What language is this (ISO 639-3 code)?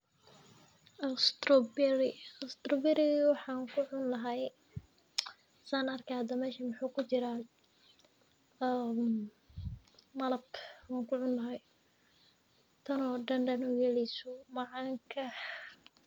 som